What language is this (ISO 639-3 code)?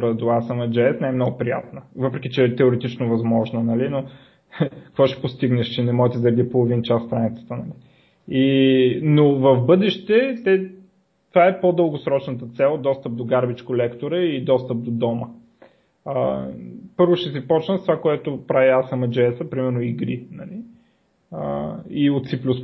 bul